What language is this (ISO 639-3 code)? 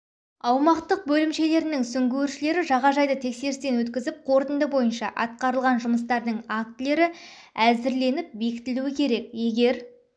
kaz